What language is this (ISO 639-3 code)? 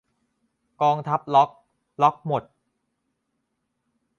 tha